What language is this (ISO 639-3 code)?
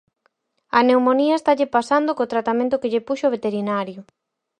glg